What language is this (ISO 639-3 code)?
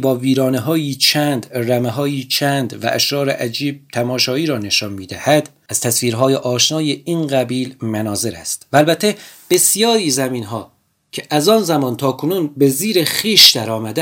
fas